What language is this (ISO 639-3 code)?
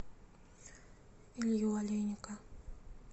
rus